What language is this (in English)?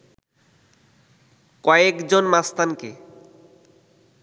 Bangla